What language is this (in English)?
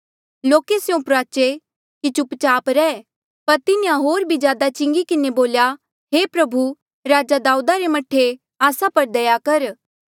Mandeali